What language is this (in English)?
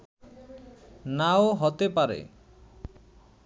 Bangla